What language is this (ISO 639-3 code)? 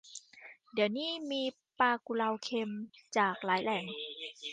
tha